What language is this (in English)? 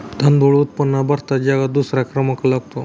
Marathi